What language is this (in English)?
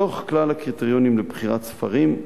Hebrew